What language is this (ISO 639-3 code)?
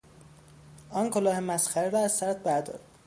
fas